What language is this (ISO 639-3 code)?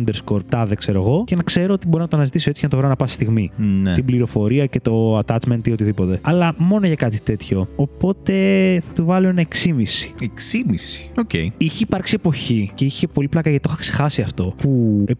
ell